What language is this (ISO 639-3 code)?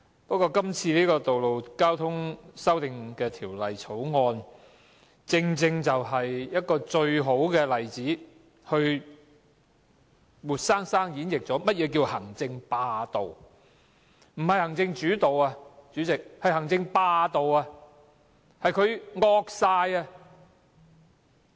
yue